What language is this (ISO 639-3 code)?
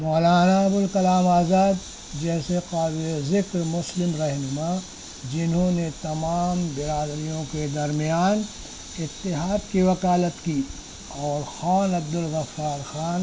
urd